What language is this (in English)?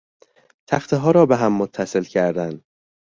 Persian